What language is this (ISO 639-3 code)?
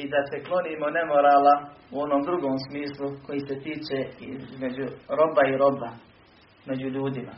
hrv